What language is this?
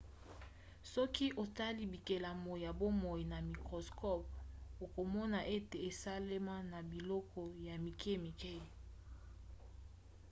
Lingala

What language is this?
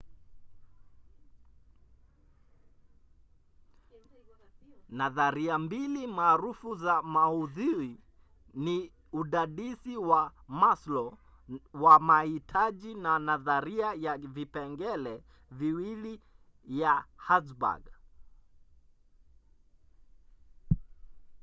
Swahili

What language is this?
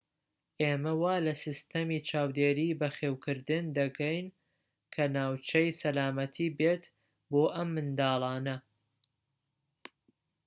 Central Kurdish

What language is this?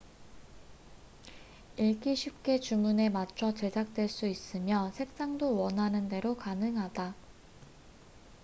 Korean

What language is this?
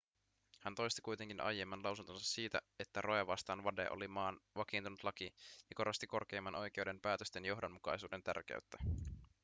Finnish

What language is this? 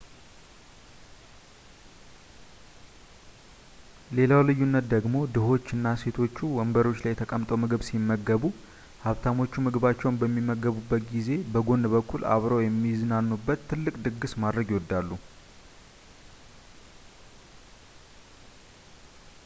Amharic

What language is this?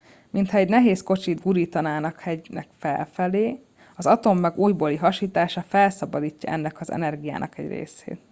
Hungarian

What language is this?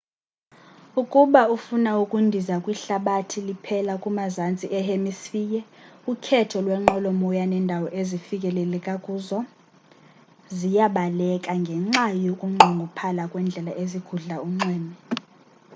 Xhosa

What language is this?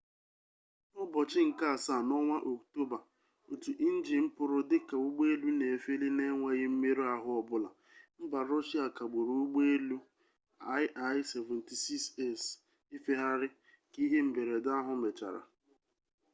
Igbo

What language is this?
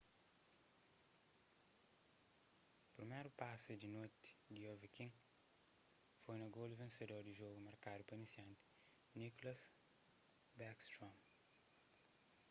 Kabuverdianu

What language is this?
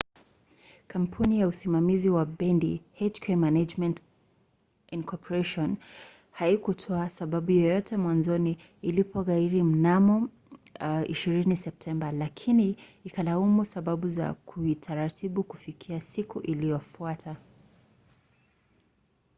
Swahili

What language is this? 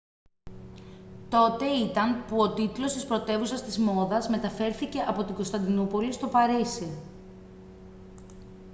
Greek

